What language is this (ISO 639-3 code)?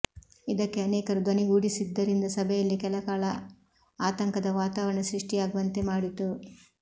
kan